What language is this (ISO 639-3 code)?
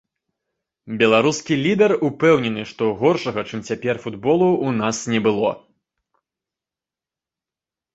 bel